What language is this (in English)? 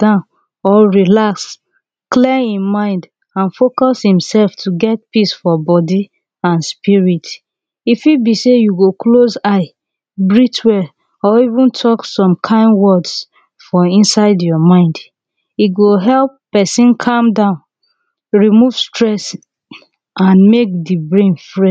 Nigerian Pidgin